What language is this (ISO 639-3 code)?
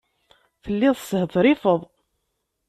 kab